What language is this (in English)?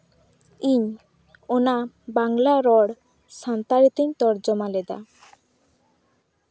Santali